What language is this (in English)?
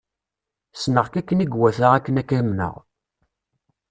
Kabyle